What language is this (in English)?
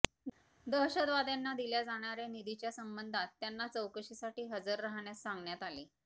Marathi